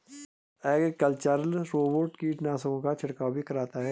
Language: Hindi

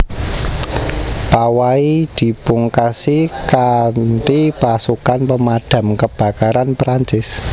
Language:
Javanese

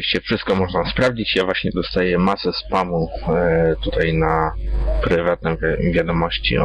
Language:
Polish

